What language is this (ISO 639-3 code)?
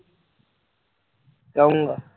pan